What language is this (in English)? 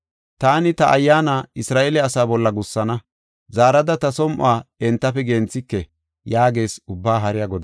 Gofa